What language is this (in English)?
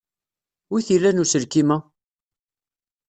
Kabyle